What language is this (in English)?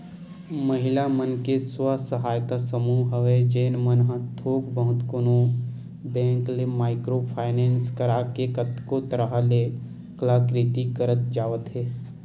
Chhattisgarhi